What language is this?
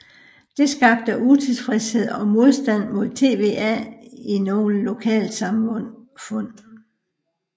Danish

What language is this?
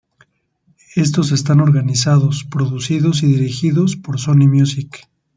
Spanish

